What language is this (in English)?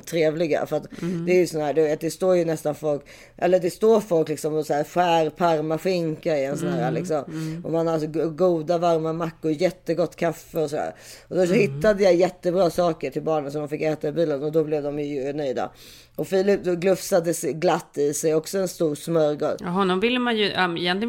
Swedish